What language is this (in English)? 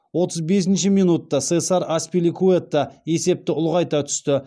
Kazakh